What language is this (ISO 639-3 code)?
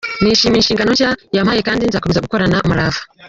kin